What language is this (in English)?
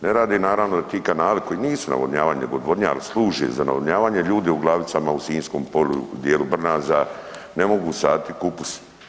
Croatian